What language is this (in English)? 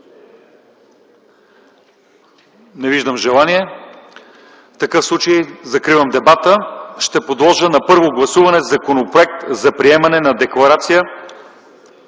Bulgarian